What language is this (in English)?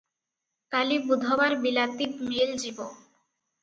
Odia